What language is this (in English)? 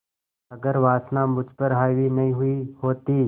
Hindi